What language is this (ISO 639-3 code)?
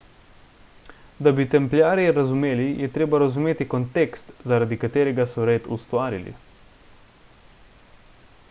slv